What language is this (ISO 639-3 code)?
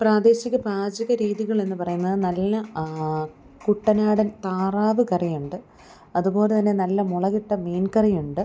mal